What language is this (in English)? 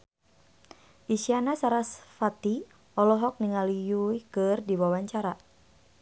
Sundanese